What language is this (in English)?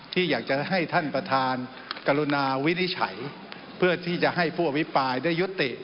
Thai